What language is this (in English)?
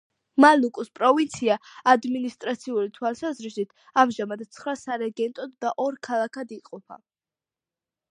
Georgian